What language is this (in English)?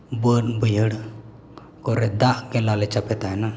Santali